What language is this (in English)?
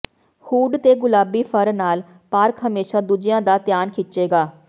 Punjabi